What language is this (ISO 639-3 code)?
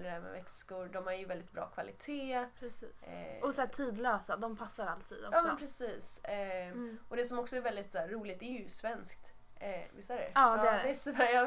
swe